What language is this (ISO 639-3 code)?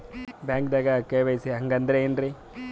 kan